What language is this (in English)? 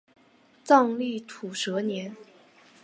Chinese